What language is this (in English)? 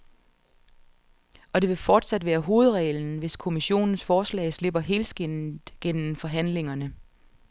Danish